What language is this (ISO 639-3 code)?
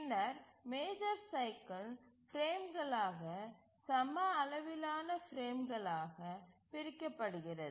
tam